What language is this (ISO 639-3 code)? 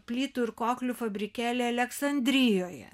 lit